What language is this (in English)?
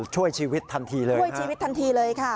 Thai